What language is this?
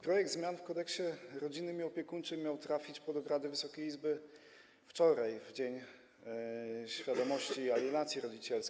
Polish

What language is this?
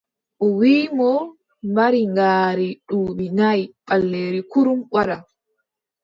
Adamawa Fulfulde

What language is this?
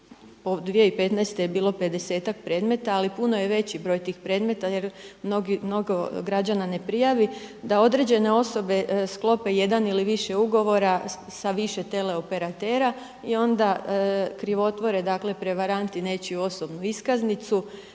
Croatian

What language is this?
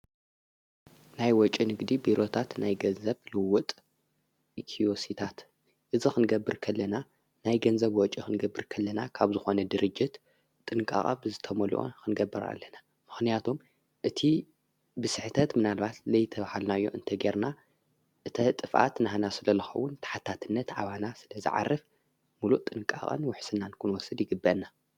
Tigrinya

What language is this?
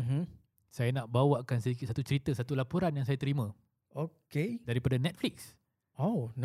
Malay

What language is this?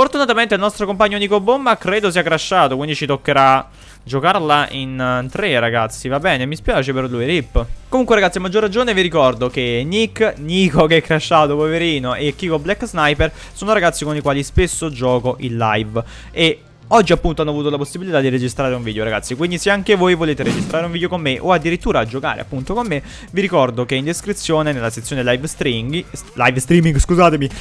Italian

